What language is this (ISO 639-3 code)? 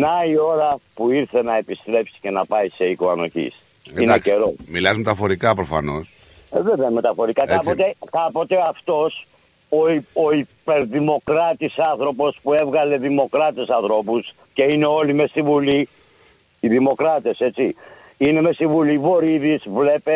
ell